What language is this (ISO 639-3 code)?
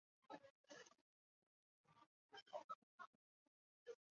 zho